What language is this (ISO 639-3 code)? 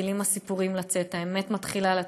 heb